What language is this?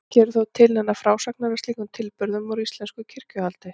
Icelandic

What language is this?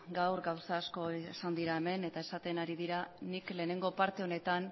Basque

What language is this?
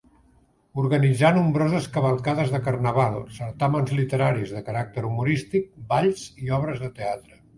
Catalan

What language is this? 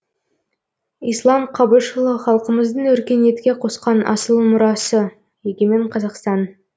Kazakh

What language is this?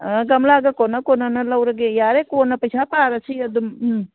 Manipuri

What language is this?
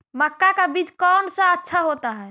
Magahi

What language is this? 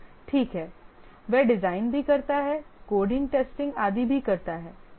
Hindi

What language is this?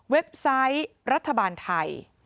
Thai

